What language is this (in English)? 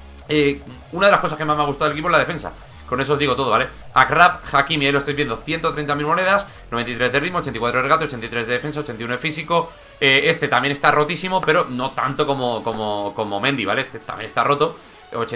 Spanish